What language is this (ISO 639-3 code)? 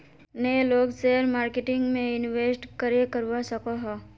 mag